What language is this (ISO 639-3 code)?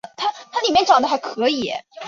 zho